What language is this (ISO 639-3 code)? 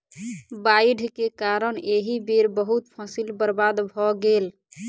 mai